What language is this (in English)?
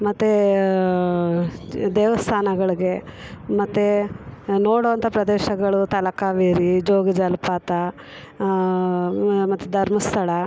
Kannada